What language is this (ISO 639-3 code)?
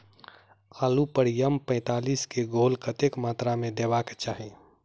mai